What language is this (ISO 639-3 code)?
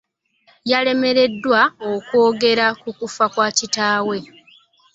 lug